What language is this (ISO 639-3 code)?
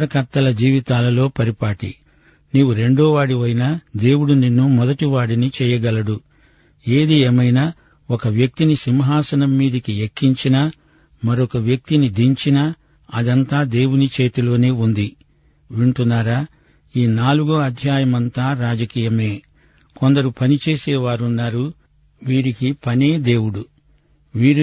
tel